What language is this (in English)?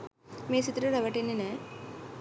Sinhala